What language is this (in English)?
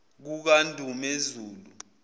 Zulu